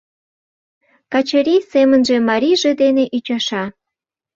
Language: Mari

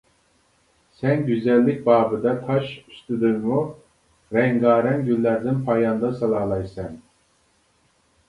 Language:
Uyghur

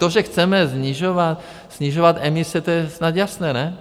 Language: Czech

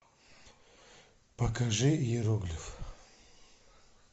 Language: Russian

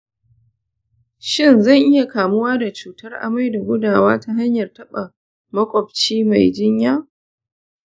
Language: Hausa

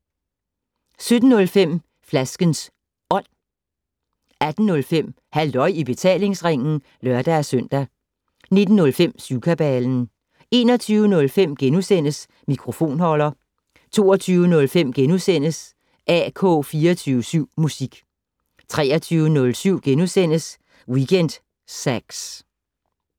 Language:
Danish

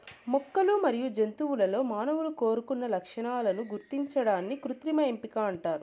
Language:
Telugu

